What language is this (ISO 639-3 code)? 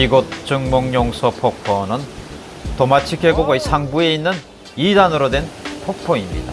kor